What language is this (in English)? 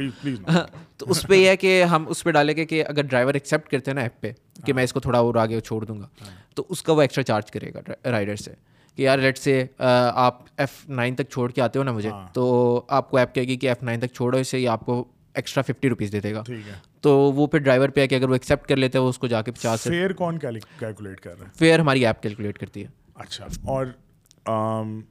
Urdu